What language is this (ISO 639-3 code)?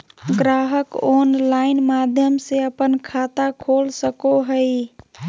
mag